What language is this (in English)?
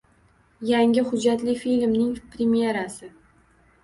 Uzbek